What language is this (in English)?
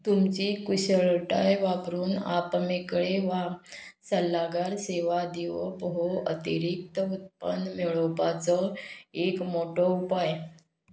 Konkani